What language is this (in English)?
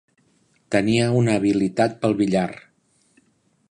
Catalan